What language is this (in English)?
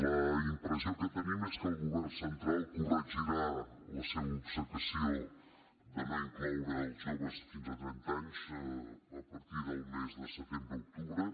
Catalan